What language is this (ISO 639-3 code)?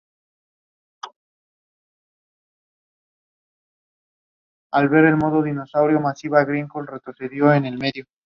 spa